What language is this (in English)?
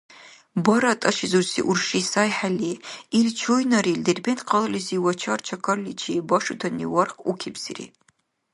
Dargwa